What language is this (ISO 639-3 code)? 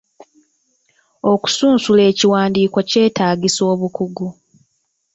lug